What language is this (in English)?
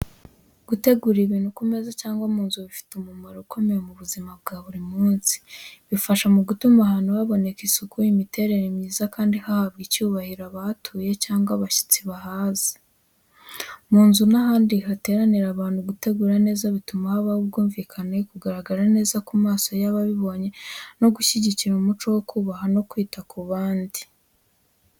Kinyarwanda